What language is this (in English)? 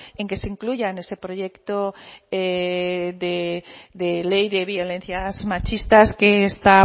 Spanish